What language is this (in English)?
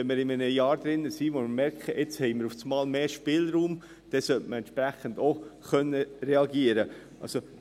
Swiss German